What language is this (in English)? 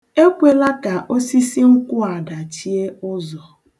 Igbo